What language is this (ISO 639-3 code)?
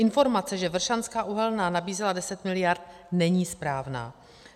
ces